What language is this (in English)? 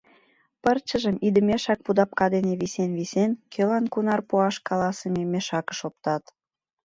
Mari